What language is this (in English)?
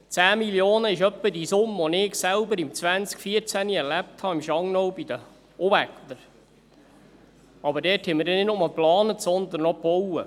Swiss German